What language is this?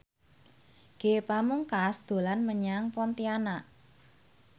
Javanese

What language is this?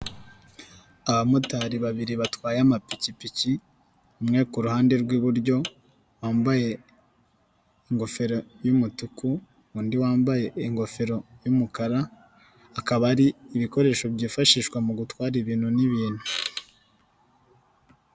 Kinyarwanda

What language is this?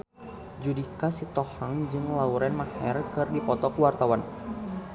Sundanese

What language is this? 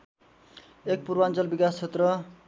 Nepali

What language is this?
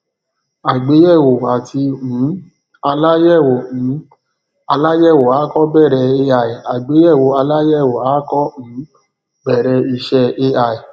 Yoruba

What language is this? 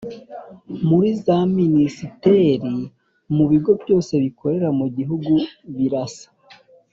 Kinyarwanda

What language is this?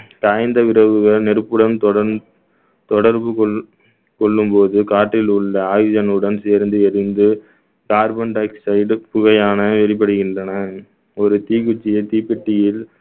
Tamil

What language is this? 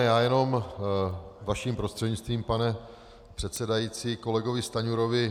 Czech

